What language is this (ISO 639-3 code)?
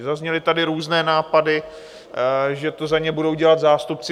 ces